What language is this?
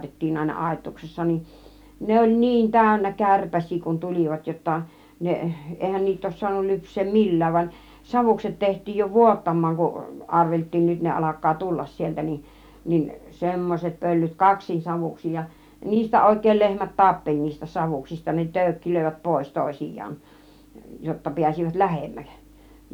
Finnish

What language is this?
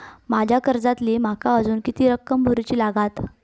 Marathi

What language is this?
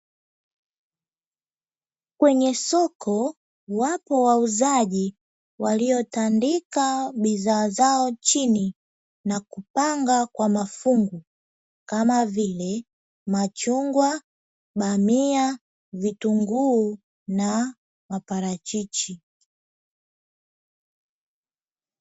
Swahili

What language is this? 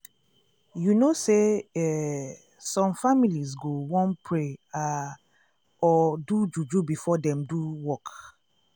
Nigerian Pidgin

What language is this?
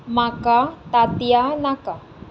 Konkani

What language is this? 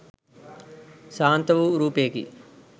Sinhala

